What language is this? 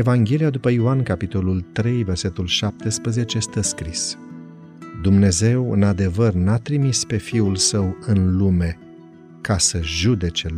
Romanian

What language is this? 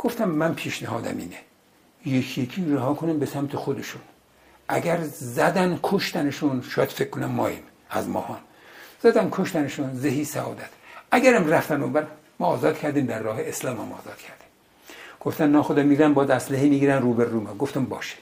Persian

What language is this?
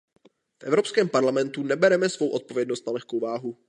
Czech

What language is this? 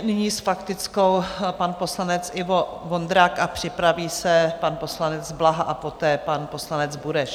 Czech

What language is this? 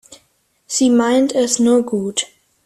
German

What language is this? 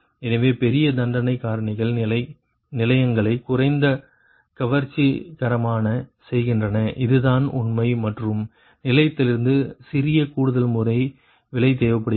Tamil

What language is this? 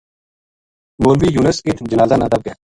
Gujari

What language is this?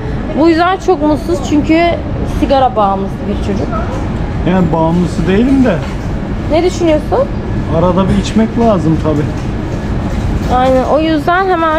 Turkish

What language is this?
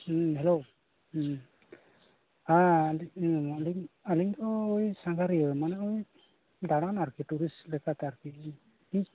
Santali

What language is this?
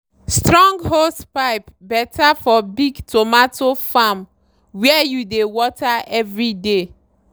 Nigerian Pidgin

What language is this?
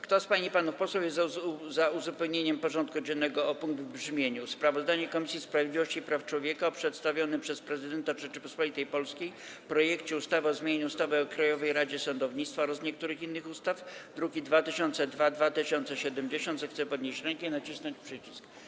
Polish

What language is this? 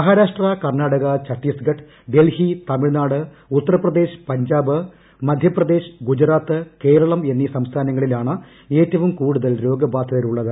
Malayalam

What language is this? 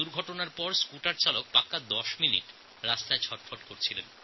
Bangla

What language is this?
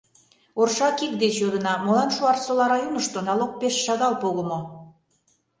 Mari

